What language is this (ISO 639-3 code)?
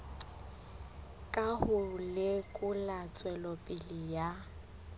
sot